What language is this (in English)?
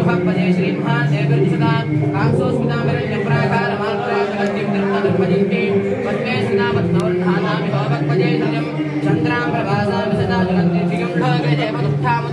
Tamil